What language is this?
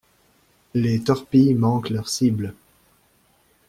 French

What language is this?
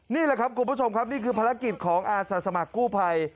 Thai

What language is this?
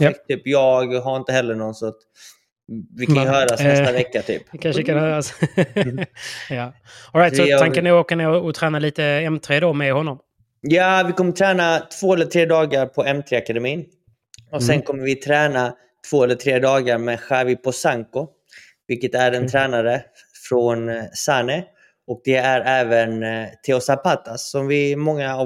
Swedish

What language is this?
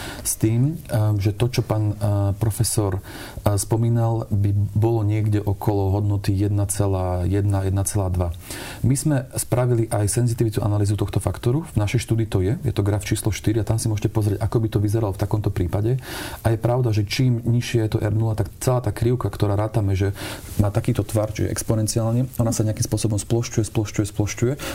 Slovak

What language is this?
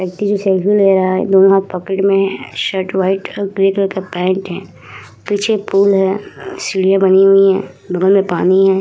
Hindi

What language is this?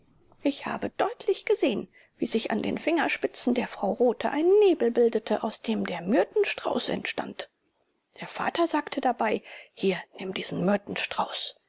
German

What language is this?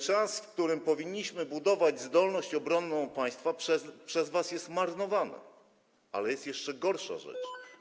Polish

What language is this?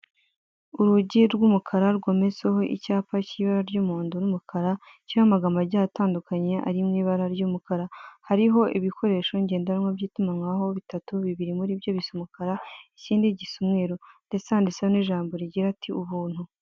Kinyarwanda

